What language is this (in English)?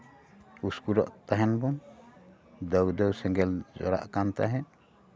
Santali